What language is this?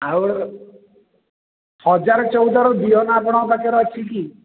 Odia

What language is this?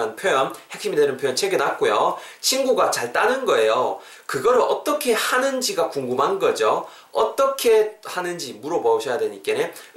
Korean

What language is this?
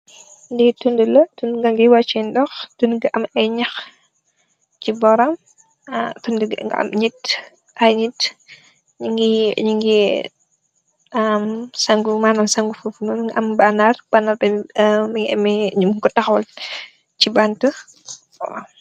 Wolof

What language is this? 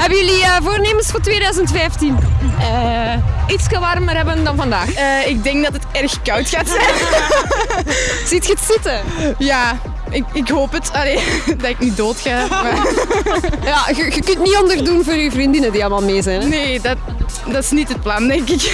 Dutch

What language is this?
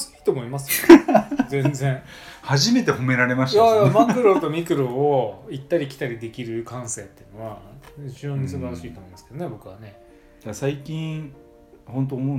Japanese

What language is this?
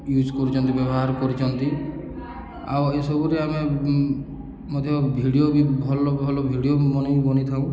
Odia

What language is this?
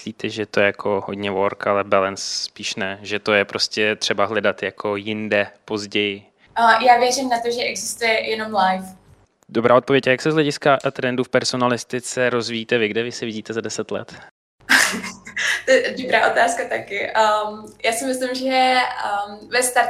Czech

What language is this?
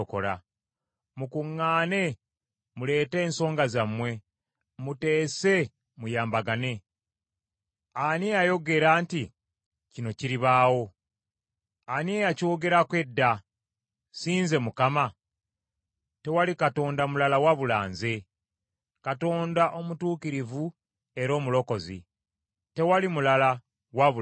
Ganda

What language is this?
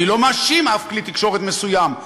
Hebrew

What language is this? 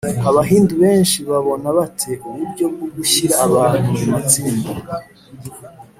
Kinyarwanda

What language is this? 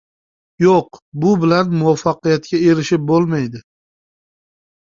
Uzbek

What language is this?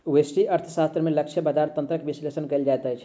Maithili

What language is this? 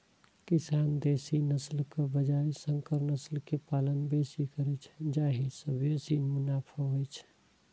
Maithili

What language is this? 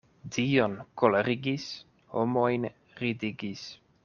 Esperanto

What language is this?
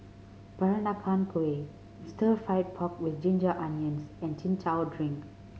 English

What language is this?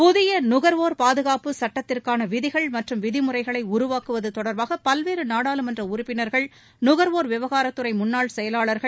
Tamil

